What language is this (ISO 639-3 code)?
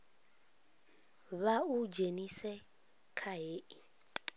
ven